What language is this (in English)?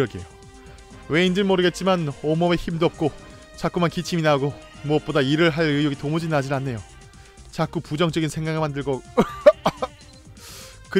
Korean